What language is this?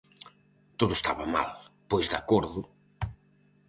Galician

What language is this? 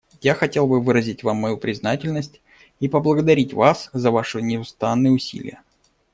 Russian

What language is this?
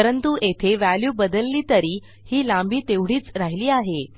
Marathi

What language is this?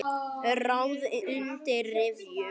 Icelandic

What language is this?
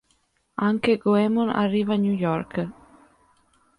Italian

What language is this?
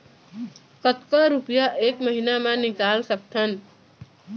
Chhattisgarhi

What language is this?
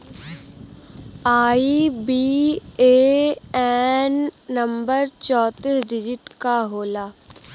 Bhojpuri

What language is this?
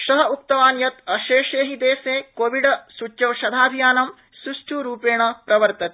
Sanskrit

